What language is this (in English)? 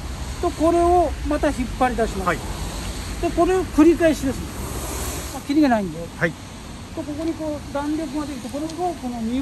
Japanese